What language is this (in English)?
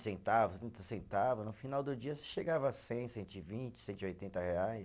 Portuguese